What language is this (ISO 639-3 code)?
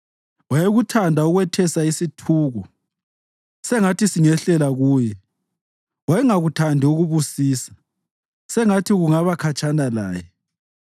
nde